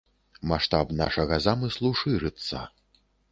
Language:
Belarusian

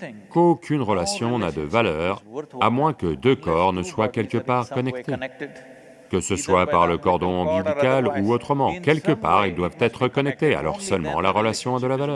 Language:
French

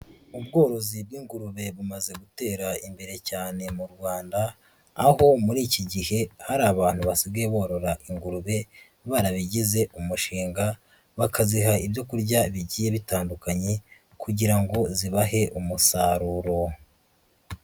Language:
Kinyarwanda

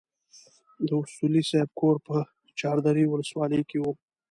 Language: Pashto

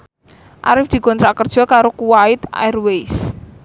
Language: Javanese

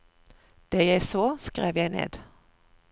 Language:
Norwegian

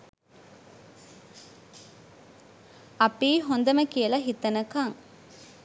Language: Sinhala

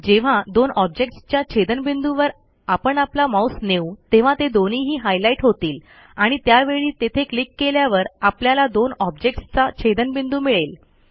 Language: Marathi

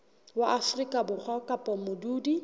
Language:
Southern Sotho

